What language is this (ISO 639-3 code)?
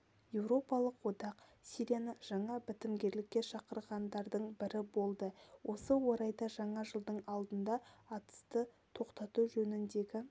kaz